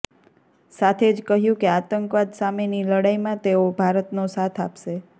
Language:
Gujarati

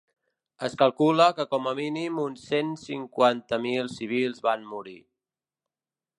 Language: Catalan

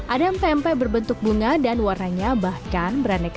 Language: Indonesian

